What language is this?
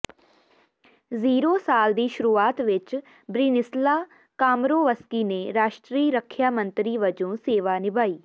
Punjabi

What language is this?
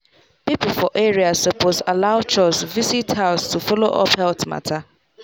Nigerian Pidgin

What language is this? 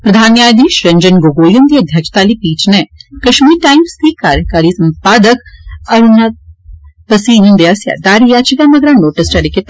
Dogri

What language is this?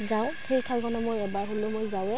Assamese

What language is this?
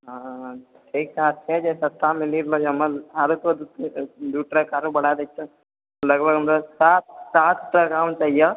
Maithili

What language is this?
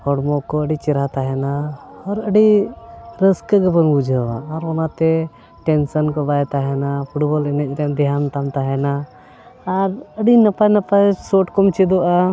Santali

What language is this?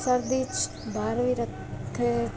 Punjabi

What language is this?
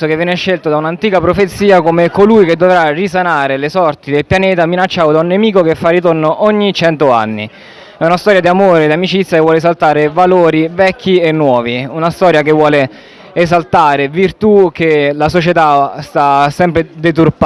Italian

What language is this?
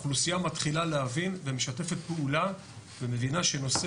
Hebrew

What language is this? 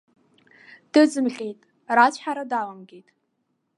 Abkhazian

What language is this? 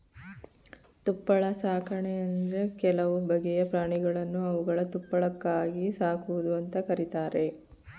Kannada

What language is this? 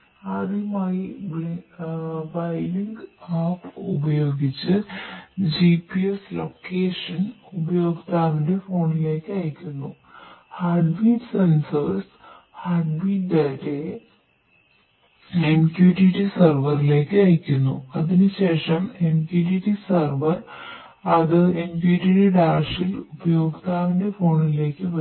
Malayalam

